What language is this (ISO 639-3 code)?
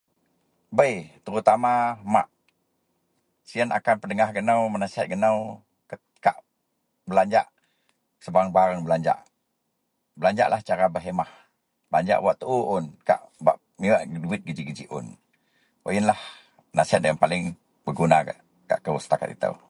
mel